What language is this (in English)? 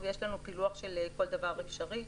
Hebrew